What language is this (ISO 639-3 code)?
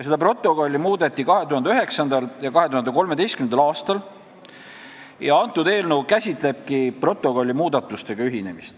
est